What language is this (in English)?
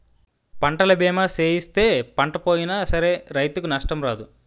Telugu